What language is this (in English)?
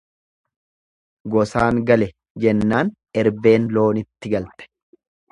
Oromo